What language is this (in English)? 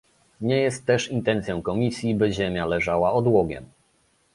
Polish